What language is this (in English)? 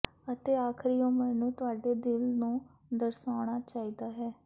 Punjabi